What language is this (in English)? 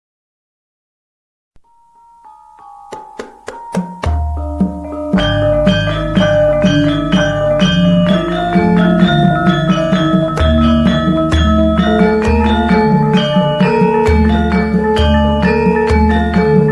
Indonesian